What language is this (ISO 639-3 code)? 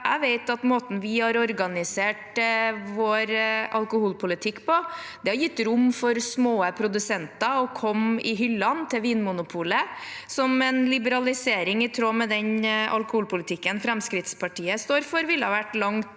nor